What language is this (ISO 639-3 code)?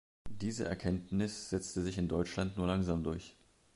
deu